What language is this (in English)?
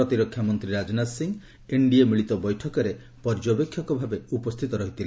Odia